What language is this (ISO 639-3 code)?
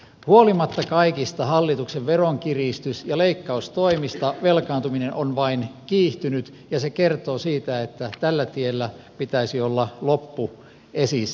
fin